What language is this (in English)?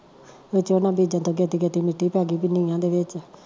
Punjabi